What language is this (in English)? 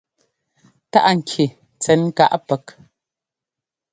Ngomba